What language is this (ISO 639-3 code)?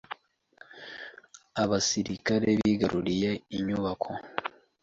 kin